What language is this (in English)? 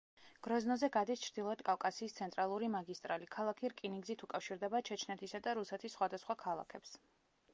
Georgian